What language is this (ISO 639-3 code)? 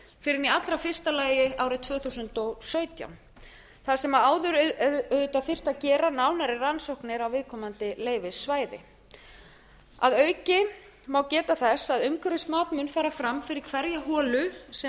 isl